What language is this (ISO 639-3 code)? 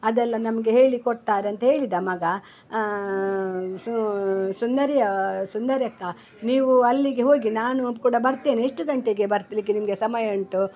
kan